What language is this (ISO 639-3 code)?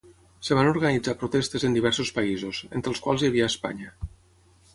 cat